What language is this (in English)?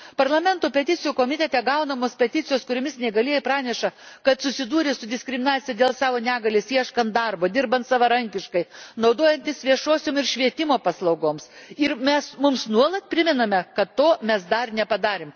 Lithuanian